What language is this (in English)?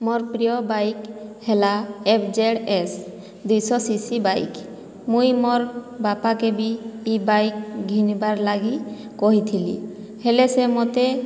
Odia